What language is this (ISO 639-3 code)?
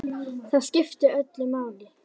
isl